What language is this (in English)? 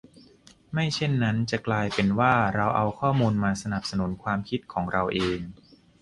Thai